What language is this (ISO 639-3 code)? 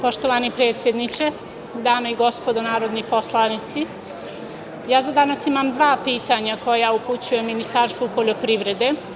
srp